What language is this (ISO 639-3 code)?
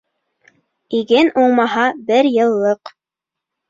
bak